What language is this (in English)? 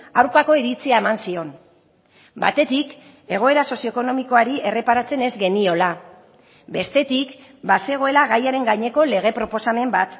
Basque